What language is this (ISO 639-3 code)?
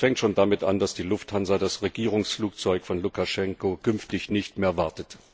deu